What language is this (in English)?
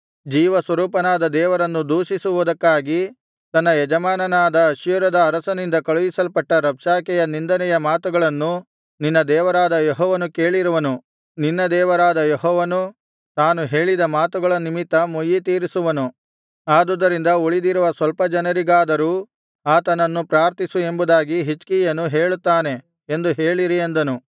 Kannada